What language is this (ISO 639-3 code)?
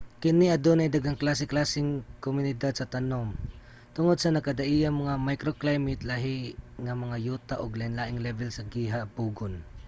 ceb